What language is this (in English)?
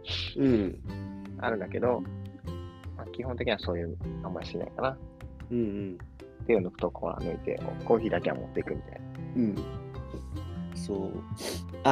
Japanese